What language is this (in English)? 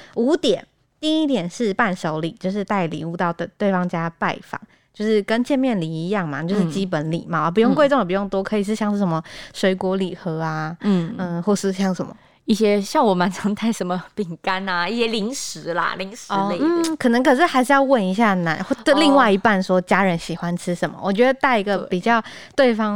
Chinese